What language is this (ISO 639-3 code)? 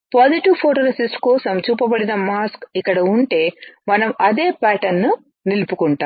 tel